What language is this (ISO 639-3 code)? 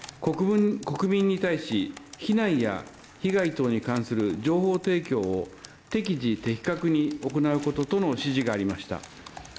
jpn